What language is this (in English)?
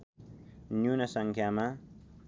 Nepali